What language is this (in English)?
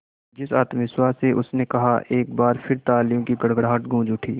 Hindi